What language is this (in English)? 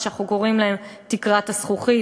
Hebrew